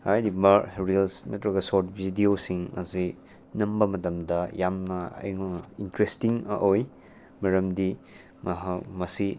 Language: Manipuri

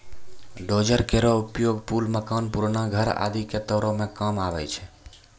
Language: Maithili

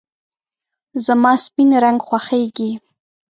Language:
Pashto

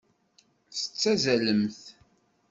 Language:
Kabyle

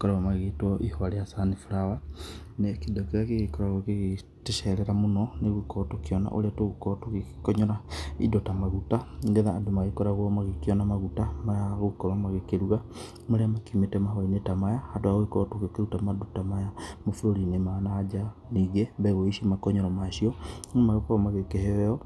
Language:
Kikuyu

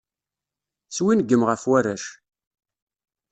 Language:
Kabyle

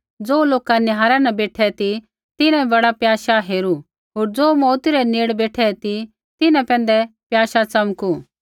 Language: Kullu Pahari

